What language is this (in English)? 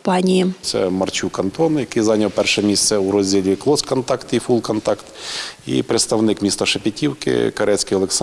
Ukrainian